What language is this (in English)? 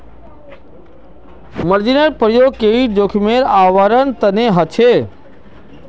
Magahi